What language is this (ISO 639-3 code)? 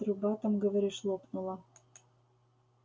rus